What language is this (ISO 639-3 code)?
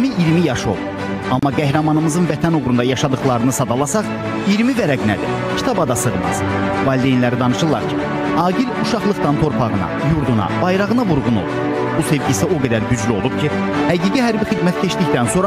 tur